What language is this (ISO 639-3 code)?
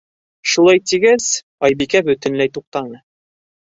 bak